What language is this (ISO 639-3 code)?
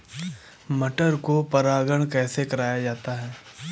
hin